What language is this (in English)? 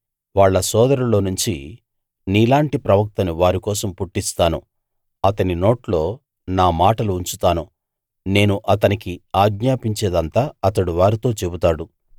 Telugu